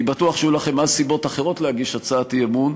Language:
Hebrew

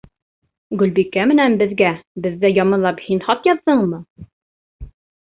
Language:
Bashkir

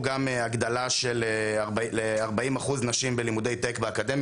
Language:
Hebrew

